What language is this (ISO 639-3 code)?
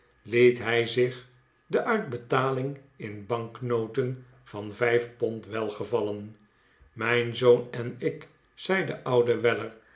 nld